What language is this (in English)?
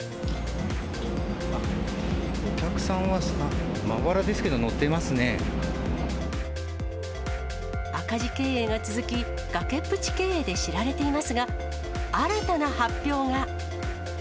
Japanese